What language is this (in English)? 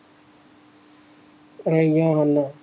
Punjabi